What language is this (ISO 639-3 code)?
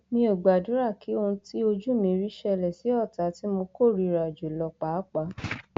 yor